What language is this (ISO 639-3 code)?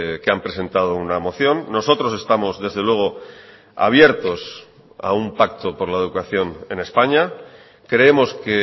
spa